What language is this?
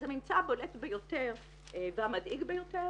Hebrew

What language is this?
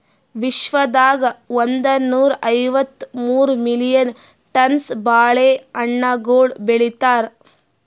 Kannada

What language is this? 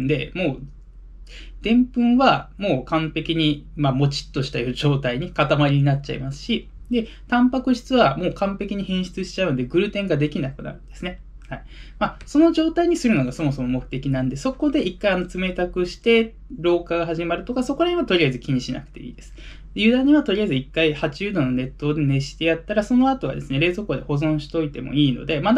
Japanese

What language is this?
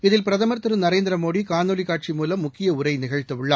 Tamil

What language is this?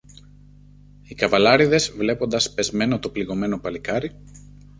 Greek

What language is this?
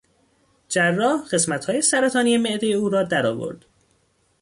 Persian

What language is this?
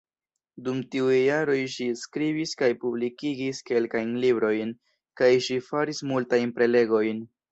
Esperanto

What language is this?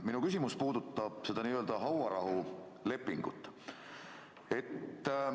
Estonian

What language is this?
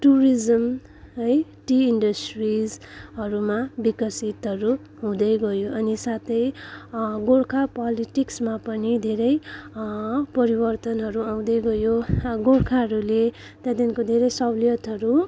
Nepali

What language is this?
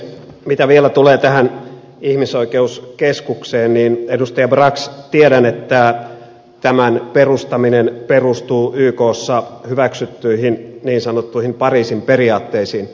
Finnish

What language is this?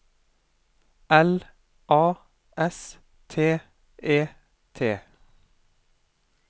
Norwegian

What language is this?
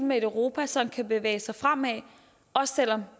Danish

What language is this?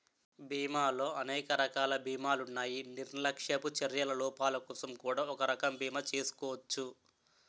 Telugu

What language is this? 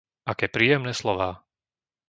Slovak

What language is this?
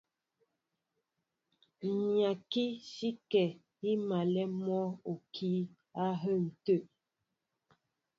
Mbo (Cameroon)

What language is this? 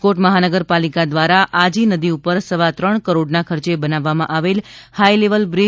Gujarati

